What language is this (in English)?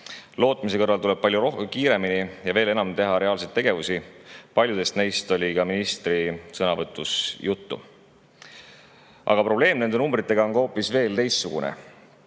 Estonian